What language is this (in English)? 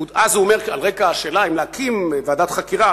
Hebrew